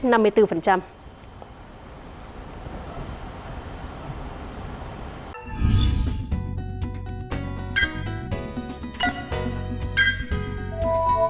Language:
Vietnamese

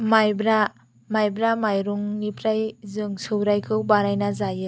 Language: Bodo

